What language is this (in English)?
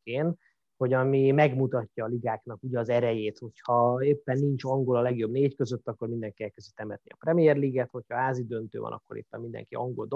Hungarian